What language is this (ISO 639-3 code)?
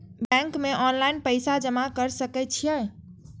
mai